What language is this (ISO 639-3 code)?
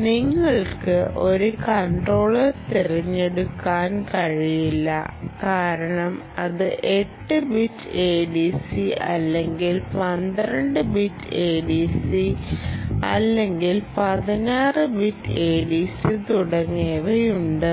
mal